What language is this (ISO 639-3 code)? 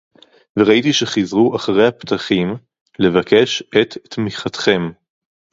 heb